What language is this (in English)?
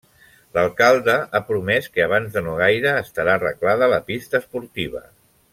Catalan